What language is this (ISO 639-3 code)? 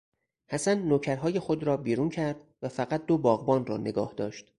fas